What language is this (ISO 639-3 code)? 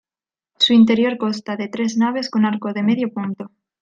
spa